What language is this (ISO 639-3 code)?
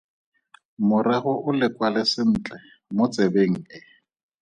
tsn